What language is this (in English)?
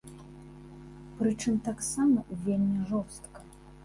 Belarusian